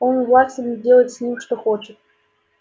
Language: Russian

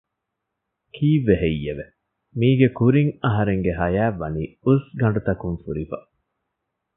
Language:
Divehi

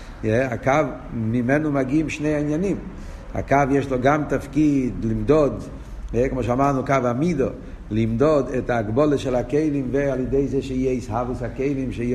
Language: Hebrew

